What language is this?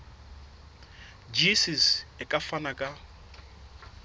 Southern Sotho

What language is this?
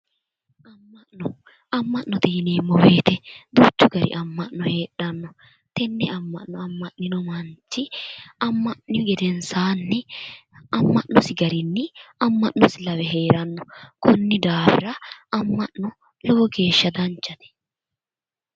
Sidamo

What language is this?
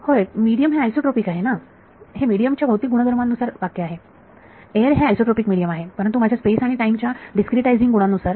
Marathi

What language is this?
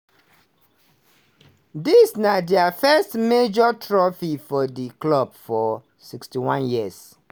Nigerian Pidgin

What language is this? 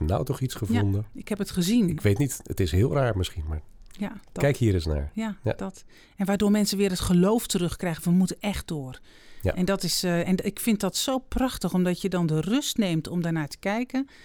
Dutch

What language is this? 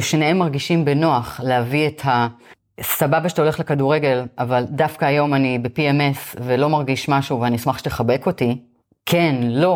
Hebrew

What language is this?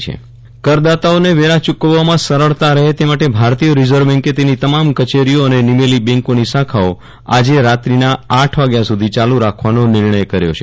Gujarati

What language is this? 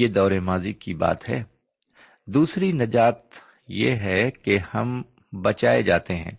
Urdu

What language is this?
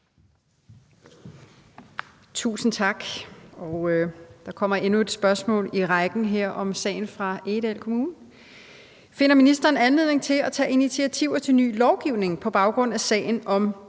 Danish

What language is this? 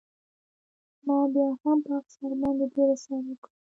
Pashto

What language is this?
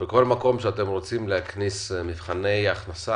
Hebrew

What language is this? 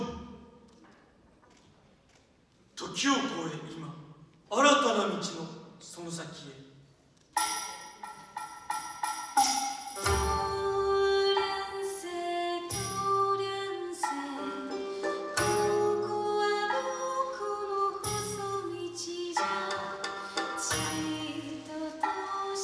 Japanese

